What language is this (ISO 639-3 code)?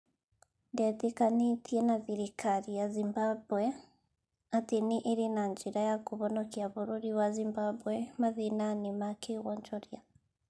kik